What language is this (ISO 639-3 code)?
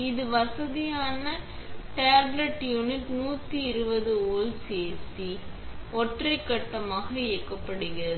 tam